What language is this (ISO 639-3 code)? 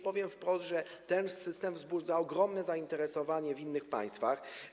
pol